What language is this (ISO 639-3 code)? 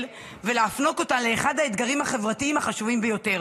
heb